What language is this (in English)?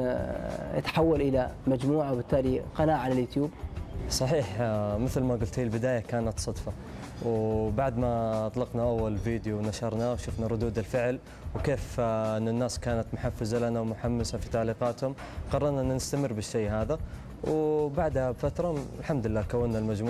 Arabic